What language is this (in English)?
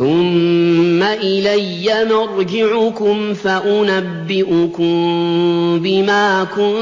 Arabic